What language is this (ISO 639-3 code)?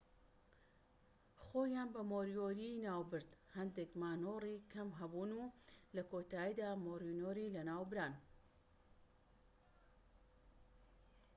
ckb